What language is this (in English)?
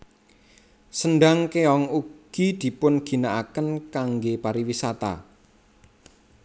Javanese